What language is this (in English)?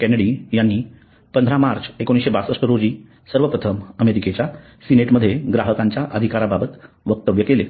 Marathi